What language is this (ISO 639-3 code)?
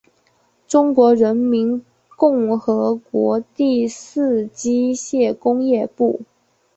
zho